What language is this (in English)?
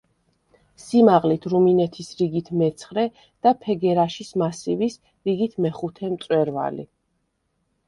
Georgian